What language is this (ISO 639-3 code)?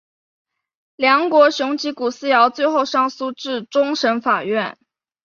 zho